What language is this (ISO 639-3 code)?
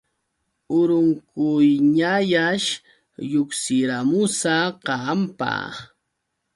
qux